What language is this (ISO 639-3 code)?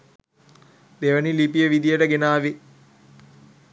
sin